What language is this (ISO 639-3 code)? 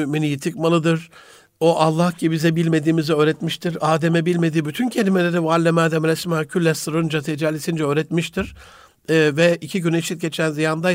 tur